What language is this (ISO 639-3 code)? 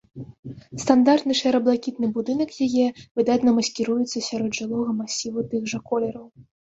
bel